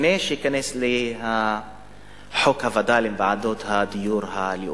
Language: Hebrew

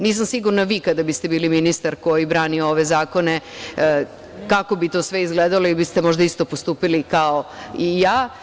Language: Serbian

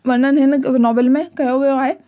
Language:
Sindhi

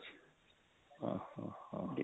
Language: Odia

